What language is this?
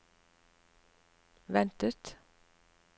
Norwegian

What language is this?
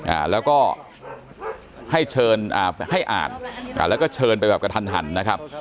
Thai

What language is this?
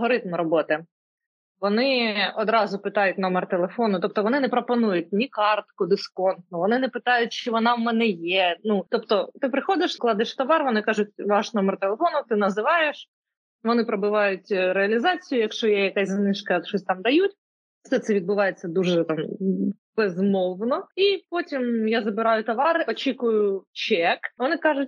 Ukrainian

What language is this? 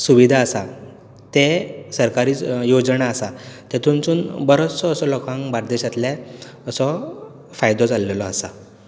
Konkani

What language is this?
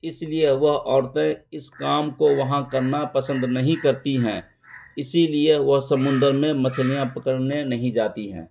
Urdu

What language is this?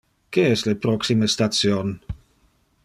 Interlingua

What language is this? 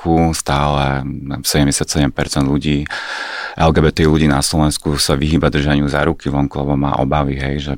Slovak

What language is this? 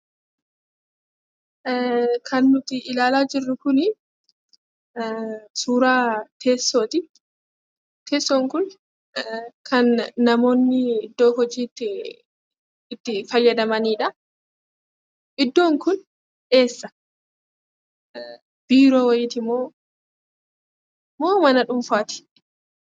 Oromo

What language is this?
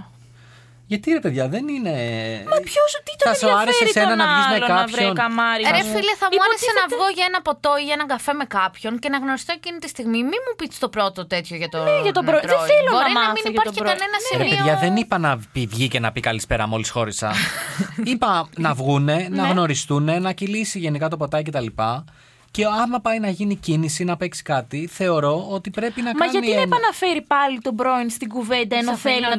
Greek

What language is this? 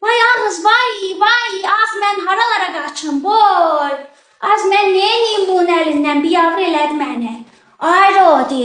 Turkish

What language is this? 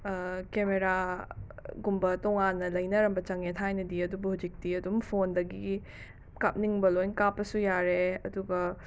Manipuri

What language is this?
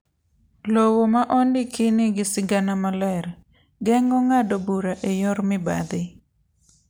Luo (Kenya and Tanzania)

